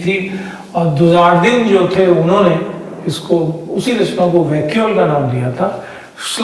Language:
Hindi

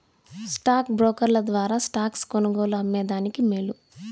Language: Telugu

